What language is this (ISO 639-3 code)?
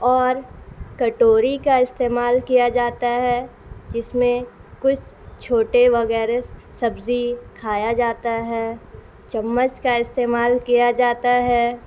urd